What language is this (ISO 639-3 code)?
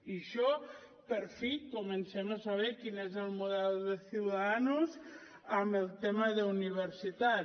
cat